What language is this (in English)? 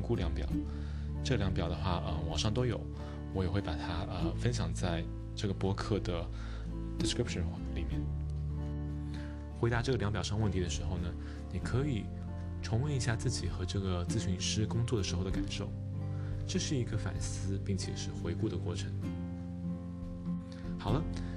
Chinese